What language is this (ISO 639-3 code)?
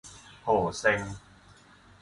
tha